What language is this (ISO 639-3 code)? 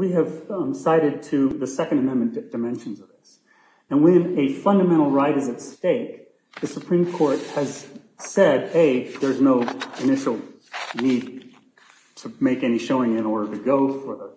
eng